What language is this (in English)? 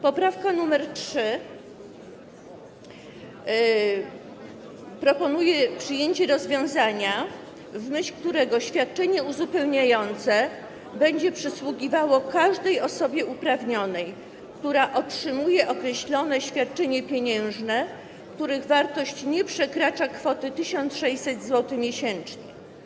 Polish